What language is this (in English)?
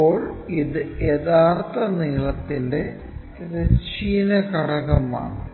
Malayalam